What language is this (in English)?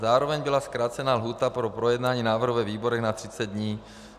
Czech